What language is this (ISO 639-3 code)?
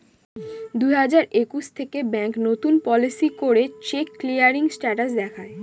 ben